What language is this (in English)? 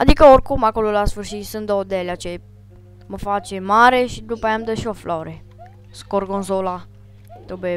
Romanian